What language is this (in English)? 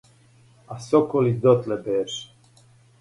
Serbian